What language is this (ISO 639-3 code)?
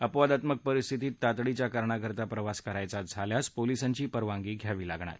mar